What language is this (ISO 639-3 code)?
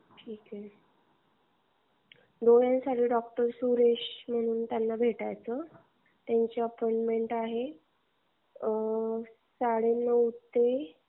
mar